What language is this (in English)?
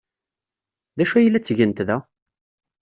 Kabyle